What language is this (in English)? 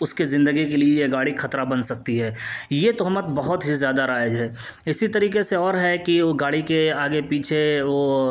Urdu